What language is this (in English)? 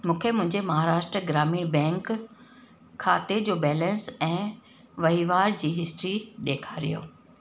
Sindhi